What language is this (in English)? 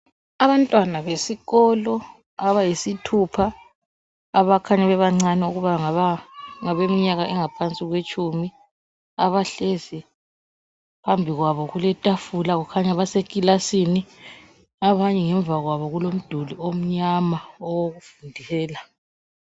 North Ndebele